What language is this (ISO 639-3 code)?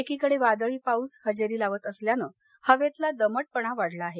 mar